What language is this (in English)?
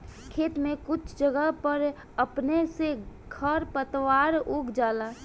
Bhojpuri